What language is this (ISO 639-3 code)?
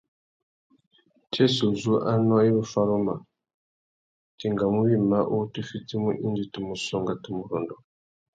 bag